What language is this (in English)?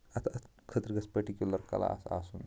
Kashmiri